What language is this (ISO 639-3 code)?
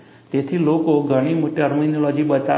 guj